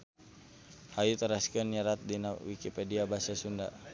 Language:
Sundanese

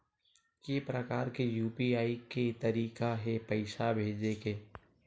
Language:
Chhattisgarhi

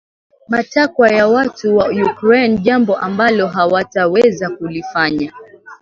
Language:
Swahili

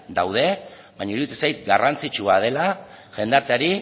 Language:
Basque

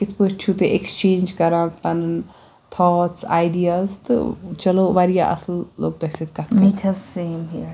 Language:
Kashmiri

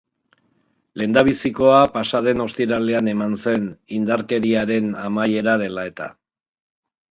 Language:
Basque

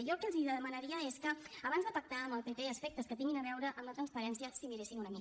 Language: Catalan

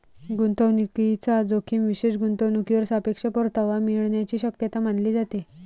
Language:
Marathi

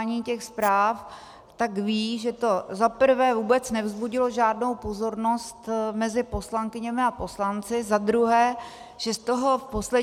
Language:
Czech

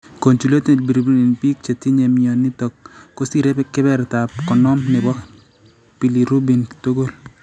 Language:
Kalenjin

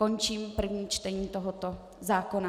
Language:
Czech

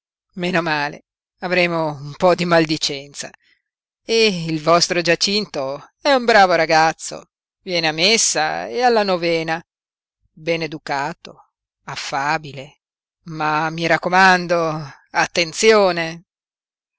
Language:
Italian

